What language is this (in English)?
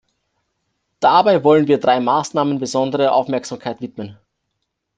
German